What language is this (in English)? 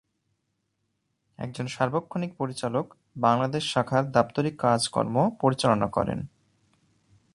Bangla